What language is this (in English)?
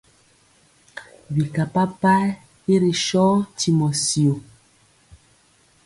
Mpiemo